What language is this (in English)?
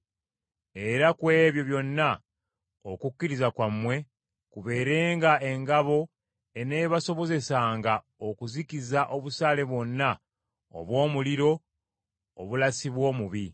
Ganda